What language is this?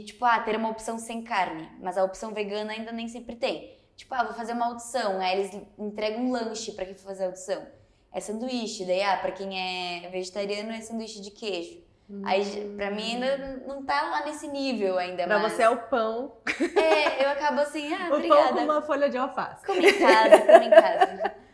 Portuguese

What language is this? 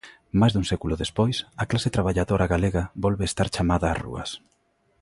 Galician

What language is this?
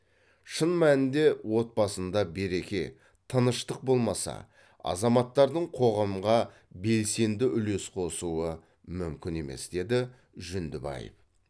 Kazakh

